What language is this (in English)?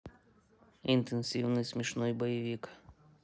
Russian